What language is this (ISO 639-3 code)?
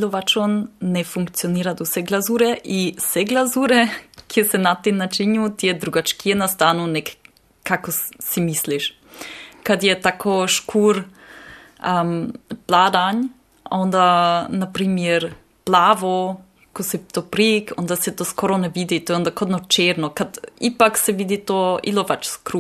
hrv